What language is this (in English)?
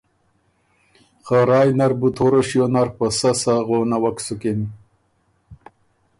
Ormuri